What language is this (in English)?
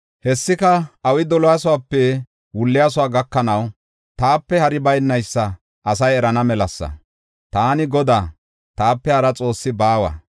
Gofa